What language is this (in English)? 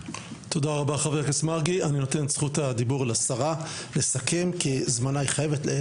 Hebrew